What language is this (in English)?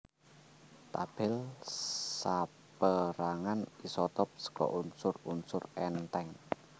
Javanese